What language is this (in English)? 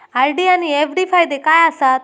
Marathi